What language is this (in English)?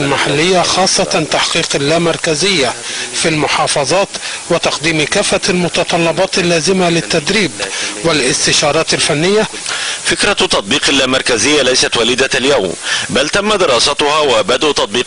Arabic